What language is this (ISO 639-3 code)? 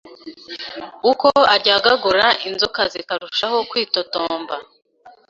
kin